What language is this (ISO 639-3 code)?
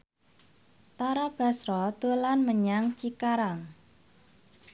jav